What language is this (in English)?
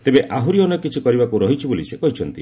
Odia